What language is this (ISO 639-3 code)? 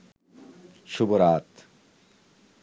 ben